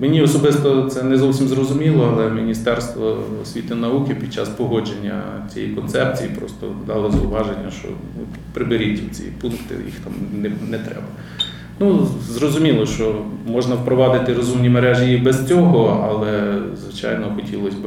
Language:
Ukrainian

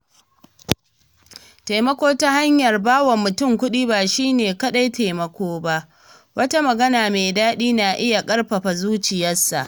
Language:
Hausa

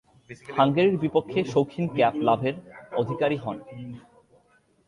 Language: Bangla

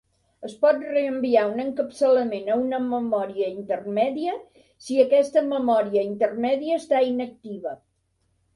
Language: Catalan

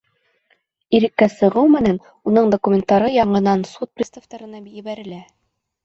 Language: Bashkir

